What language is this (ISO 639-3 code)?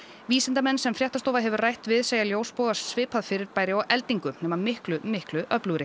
isl